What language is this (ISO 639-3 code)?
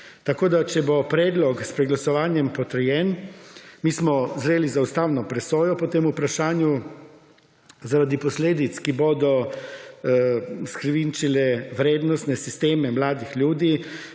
slv